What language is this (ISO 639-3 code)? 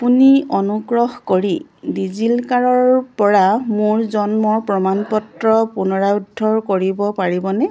asm